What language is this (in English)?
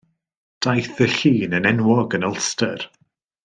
Welsh